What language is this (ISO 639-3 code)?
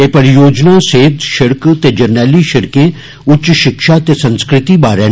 doi